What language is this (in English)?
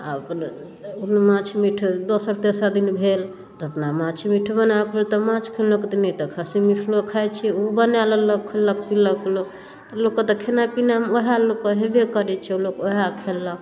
Maithili